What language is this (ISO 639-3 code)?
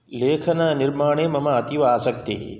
san